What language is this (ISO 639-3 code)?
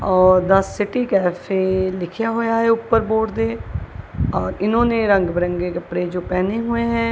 hin